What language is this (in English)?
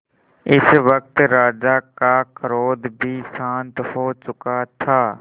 Hindi